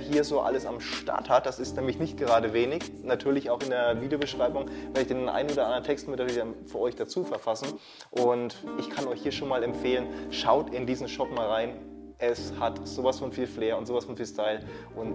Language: German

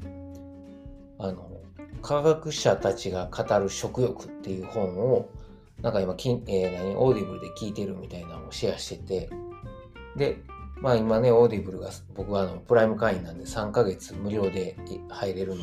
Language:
Japanese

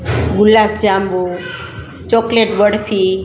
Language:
Gujarati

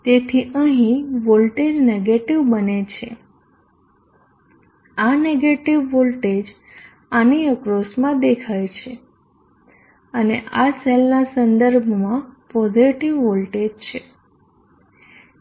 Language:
Gujarati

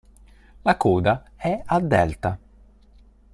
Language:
Italian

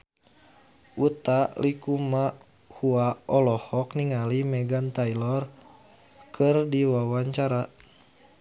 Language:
Sundanese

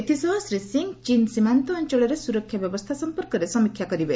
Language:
Odia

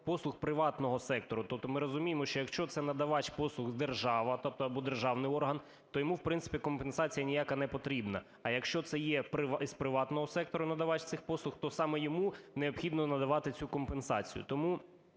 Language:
Ukrainian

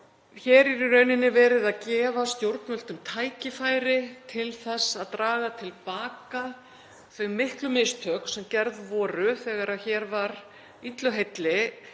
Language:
Icelandic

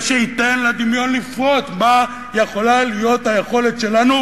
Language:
Hebrew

